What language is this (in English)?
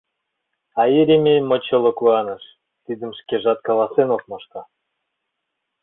Mari